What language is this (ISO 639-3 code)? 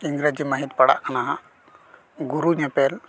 sat